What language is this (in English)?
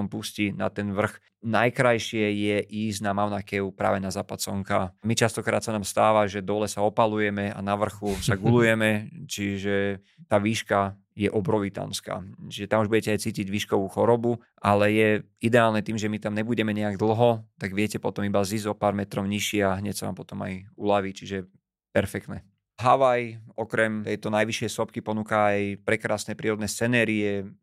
Slovak